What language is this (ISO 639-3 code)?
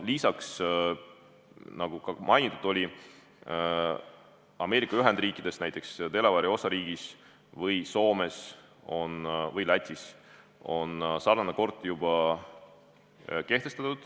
est